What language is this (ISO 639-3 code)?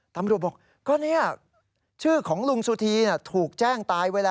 tha